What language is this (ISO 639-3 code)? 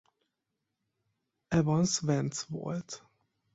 hun